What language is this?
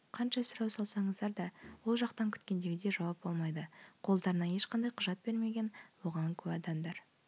Kazakh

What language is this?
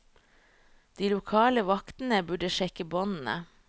Norwegian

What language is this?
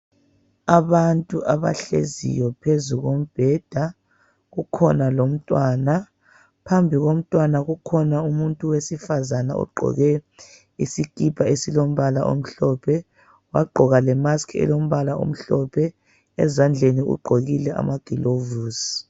North Ndebele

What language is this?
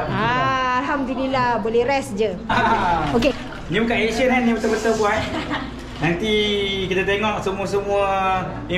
Malay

